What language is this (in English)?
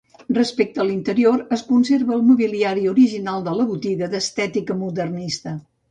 Catalan